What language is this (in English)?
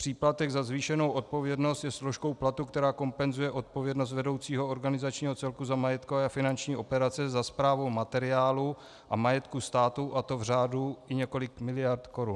Czech